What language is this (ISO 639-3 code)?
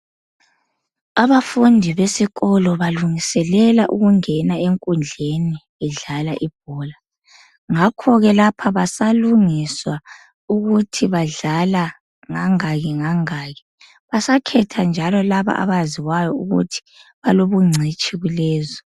nde